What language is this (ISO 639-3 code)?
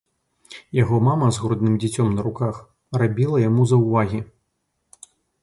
bel